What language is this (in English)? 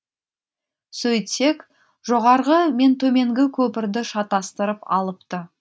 Kazakh